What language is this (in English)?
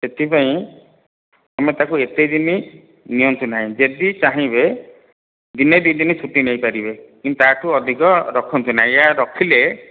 Odia